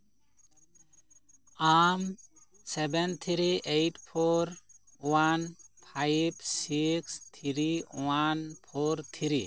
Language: Santali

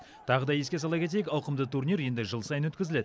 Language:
Kazakh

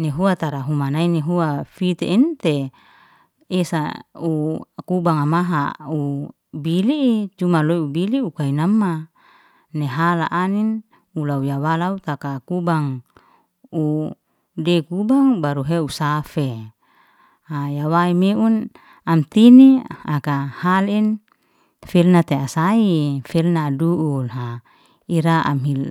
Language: Liana-Seti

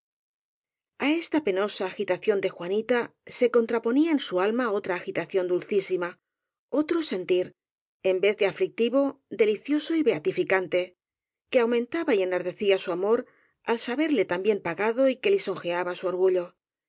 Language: Spanish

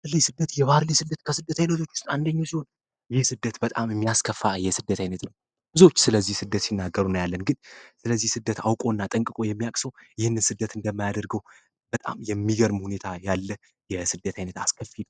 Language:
Amharic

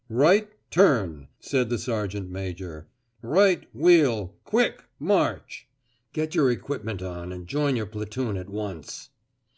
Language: English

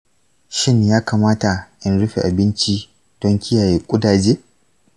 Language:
Hausa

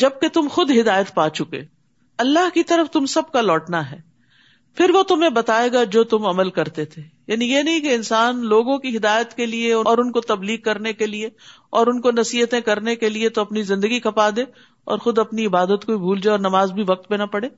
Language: Urdu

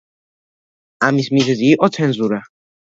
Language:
Georgian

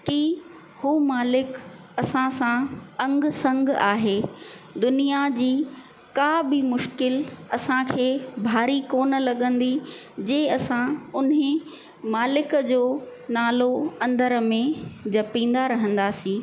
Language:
Sindhi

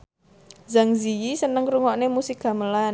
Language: Javanese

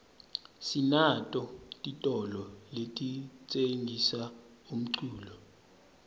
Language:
Swati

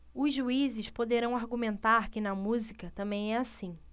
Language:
Portuguese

